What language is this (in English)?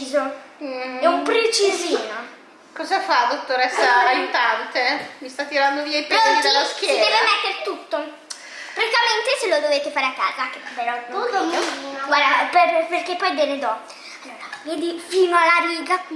Italian